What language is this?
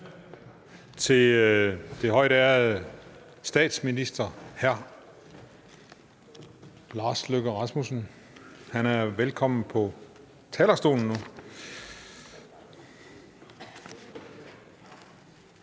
Danish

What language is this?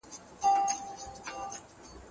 Pashto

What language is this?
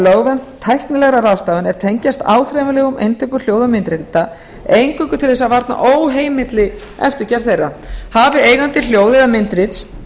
Icelandic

